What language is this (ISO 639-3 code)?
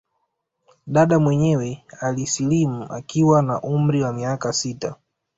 swa